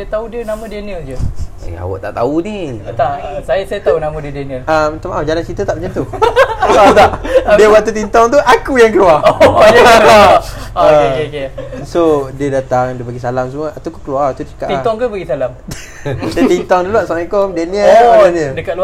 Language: Malay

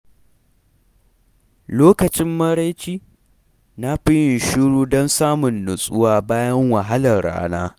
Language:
Hausa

